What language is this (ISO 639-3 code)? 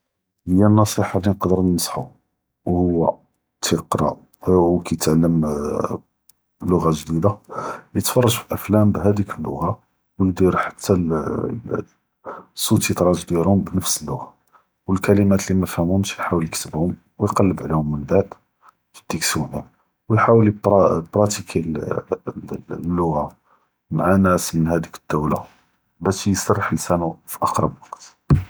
jrb